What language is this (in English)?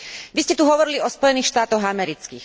Slovak